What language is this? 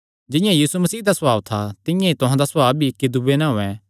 Kangri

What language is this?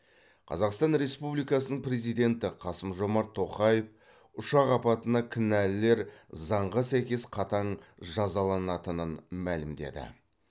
Kazakh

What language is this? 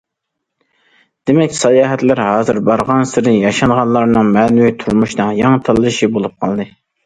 Uyghur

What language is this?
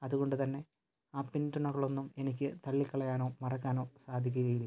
Malayalam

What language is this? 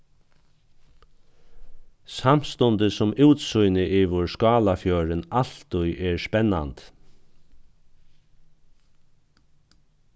Faroese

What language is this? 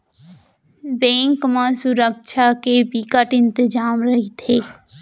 Chhattisgarhi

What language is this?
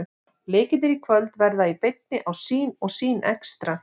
Icelandic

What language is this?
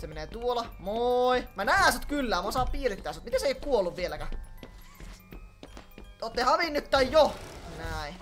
Finnish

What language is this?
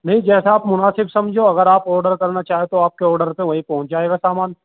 Urdu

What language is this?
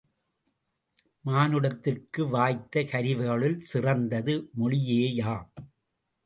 Tamil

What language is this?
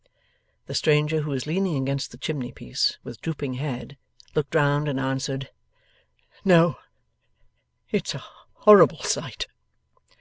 English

